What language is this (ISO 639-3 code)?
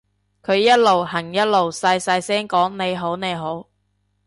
yue